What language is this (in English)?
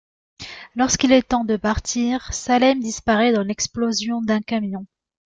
French